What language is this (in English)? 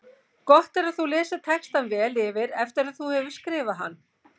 Icelandic